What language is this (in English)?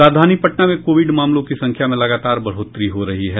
Hindi